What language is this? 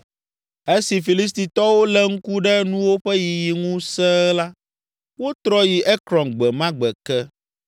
Ewe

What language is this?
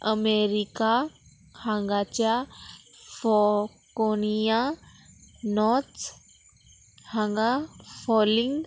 Konkani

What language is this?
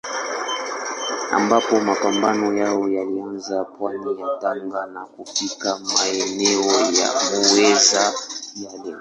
Swahili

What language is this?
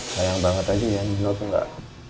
Indonesian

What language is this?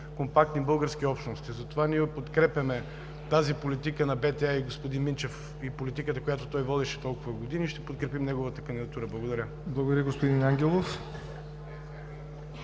Bulgarian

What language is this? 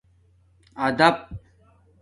Domaaki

